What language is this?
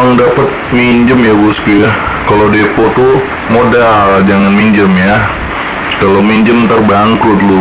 Indonesian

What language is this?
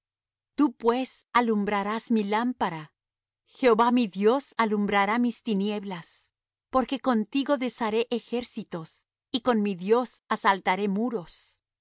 Spanish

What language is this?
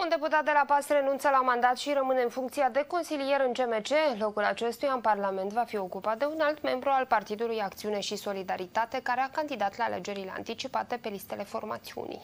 Romanian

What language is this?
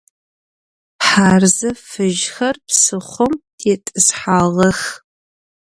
Adyghe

